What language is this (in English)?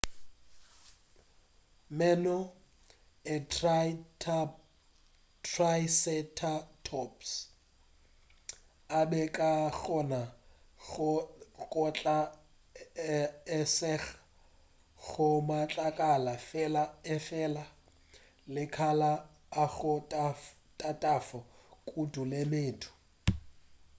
Northern Sotho